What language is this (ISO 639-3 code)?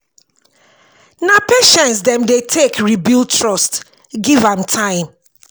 pcm